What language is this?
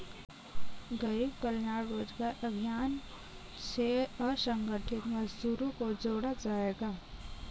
Hindi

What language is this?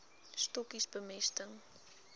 Afrikaans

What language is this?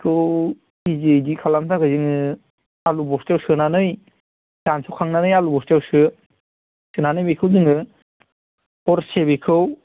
Bodo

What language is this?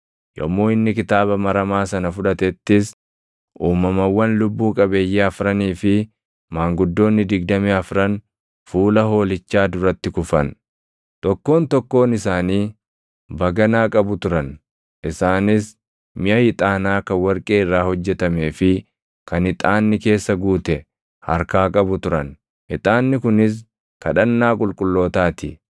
Oromo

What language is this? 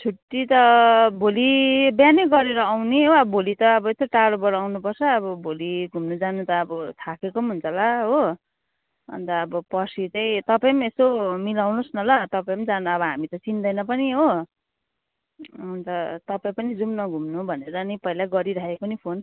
Nepali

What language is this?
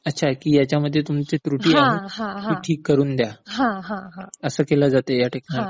Marathi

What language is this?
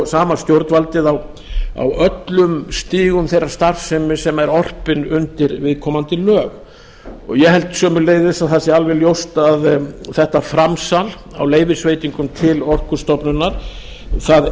Icelandic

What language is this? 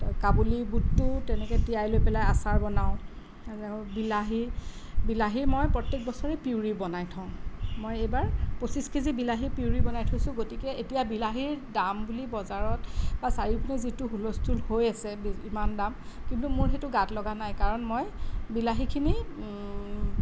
Assamese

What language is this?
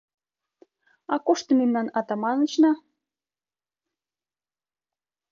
Mari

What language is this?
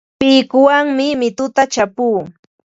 Ambo-Pasco Quechua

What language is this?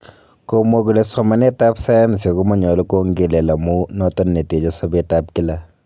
Kalenjin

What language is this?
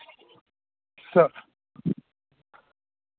Dogri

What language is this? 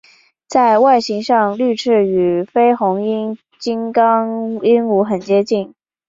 Chinese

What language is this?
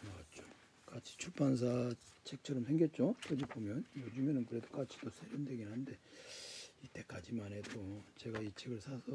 Korean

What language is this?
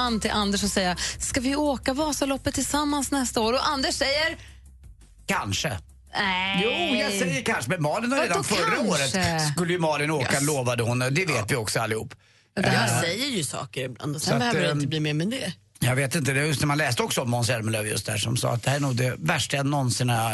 Swedish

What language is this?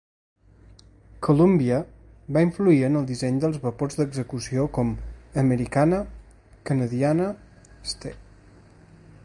Catalan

